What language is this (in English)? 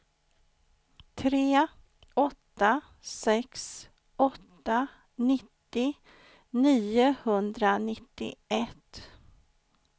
Swedish